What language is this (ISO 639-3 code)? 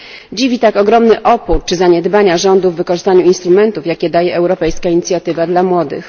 pol